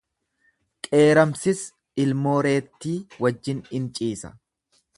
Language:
Oromo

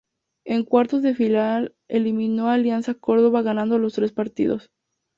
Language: Spanish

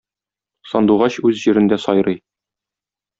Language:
Tatar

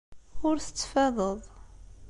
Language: Kabyle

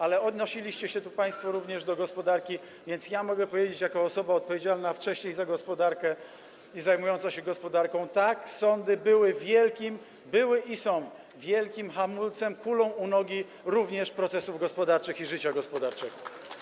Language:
Polish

